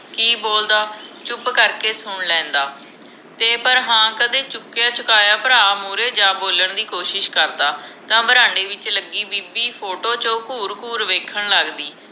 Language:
Punjabi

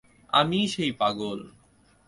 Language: Bangla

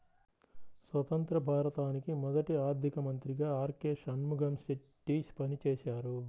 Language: Telugu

